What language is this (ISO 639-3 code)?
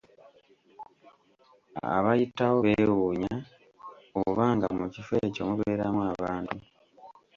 lug